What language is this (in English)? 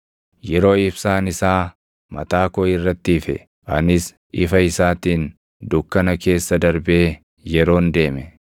Oromo